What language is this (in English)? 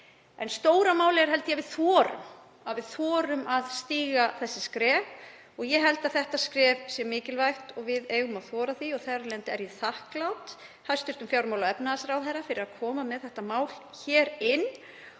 Icelandic